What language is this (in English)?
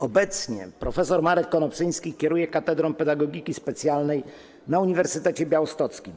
Polish